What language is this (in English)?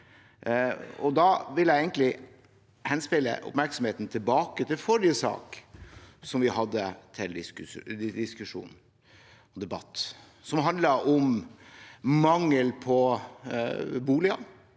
Norwegian